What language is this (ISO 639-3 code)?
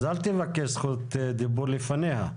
heb